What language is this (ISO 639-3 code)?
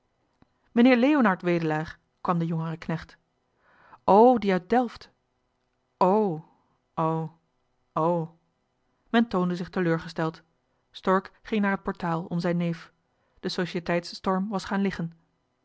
nld